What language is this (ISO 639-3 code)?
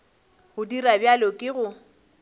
nso